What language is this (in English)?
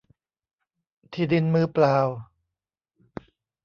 Thai